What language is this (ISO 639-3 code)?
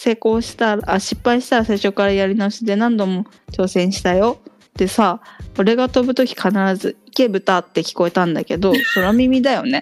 jpn